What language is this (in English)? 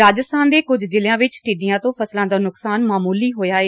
Punjabi